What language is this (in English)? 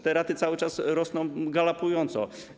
Polish